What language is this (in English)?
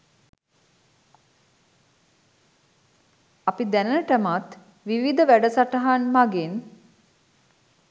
Sinhala